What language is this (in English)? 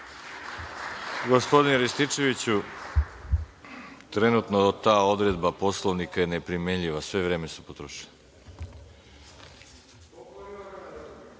Serbian